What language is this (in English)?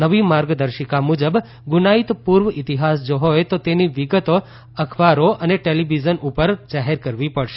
Gujarati